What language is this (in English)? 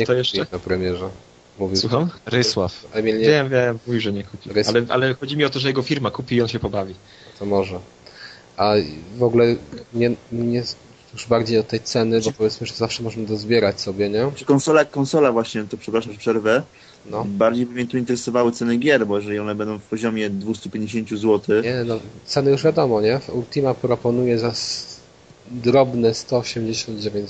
Polish